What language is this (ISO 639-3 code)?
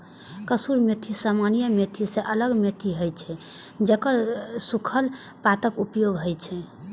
mai